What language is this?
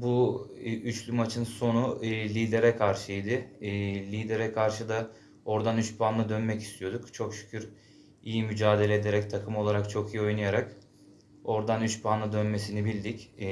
Turkish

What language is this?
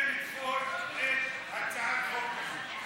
Hebrew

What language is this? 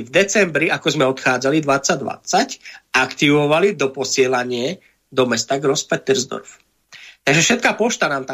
Slovak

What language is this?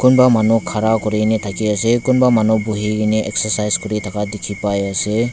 Naga Pidgin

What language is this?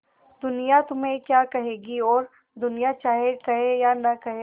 Hindi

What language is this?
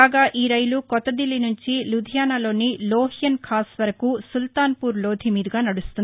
Telugu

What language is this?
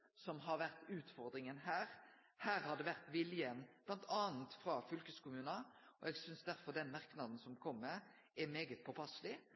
Norwegian Nynorsk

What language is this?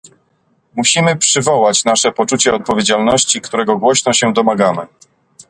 Polish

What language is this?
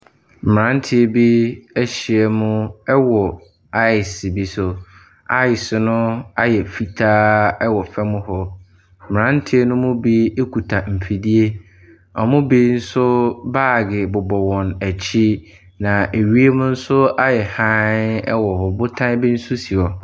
Akan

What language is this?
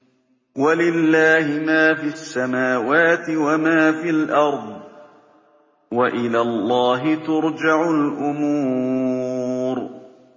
Arabic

